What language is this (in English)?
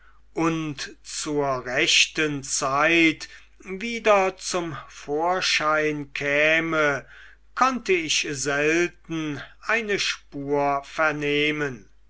German